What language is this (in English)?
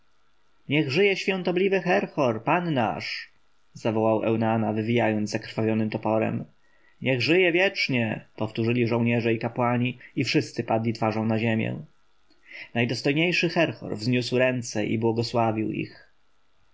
Polish